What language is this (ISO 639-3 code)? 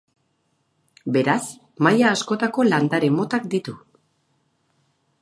eus